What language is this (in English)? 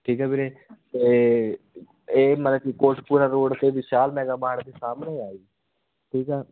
Punjabi